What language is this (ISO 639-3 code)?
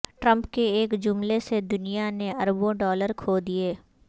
urd